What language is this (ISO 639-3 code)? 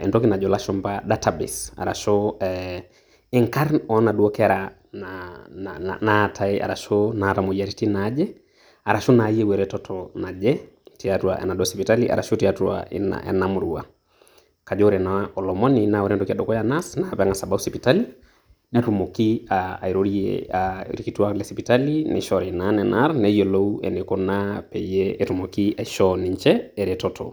mas